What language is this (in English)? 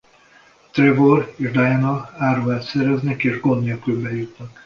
Hungarian